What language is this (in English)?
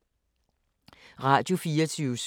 Danish